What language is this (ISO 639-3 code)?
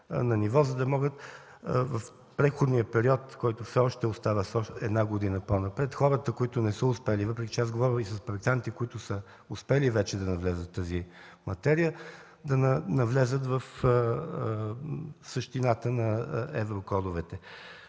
bul